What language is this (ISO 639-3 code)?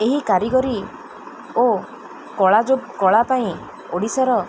ori